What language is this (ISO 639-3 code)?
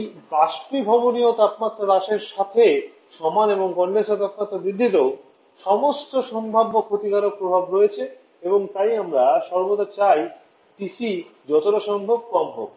ben